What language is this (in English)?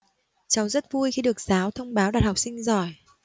Vietnamese